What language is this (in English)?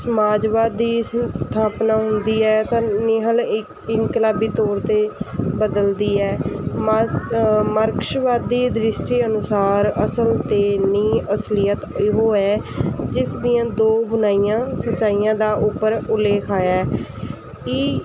Punjabi